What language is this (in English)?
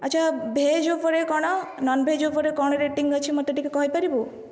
Odia